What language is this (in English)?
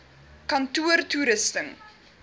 Afrikaans